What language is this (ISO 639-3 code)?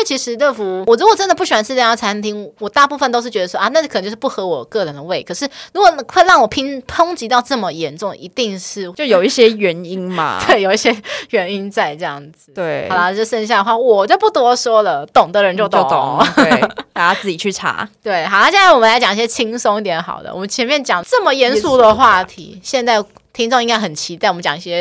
zho